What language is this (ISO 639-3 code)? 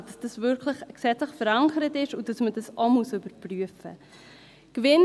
gsw